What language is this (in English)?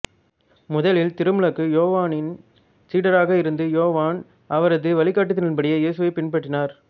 Tamil